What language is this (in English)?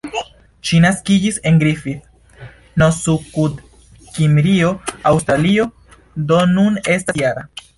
Esperanto